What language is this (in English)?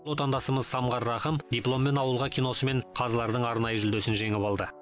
Kazakh